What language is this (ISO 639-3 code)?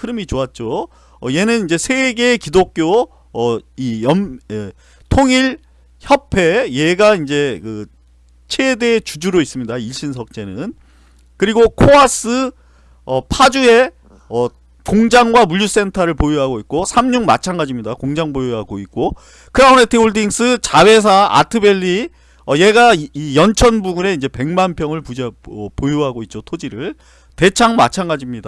kor